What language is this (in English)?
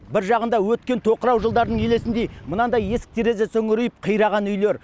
Kazakh